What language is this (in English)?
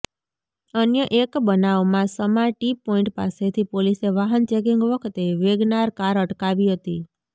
Gujarati